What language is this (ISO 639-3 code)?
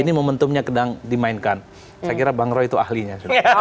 ind